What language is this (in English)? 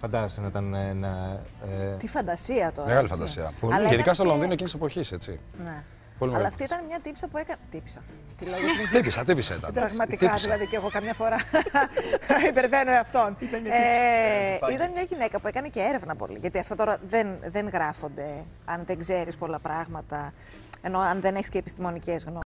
Greek